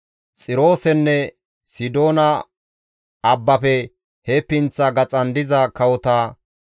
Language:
Gamo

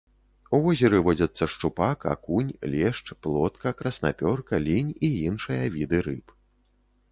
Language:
Belarusian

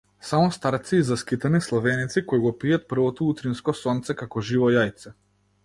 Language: Macedonian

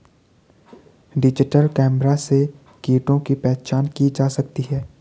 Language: Hindi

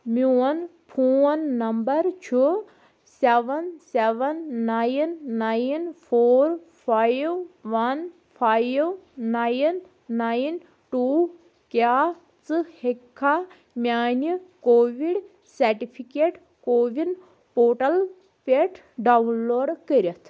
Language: Kashmiri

